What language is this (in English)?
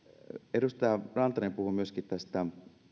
Finnish